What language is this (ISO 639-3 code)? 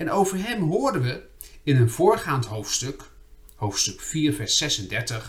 nld